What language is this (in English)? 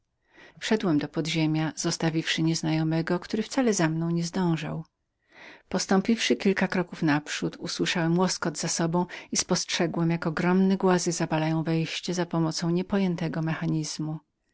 Polish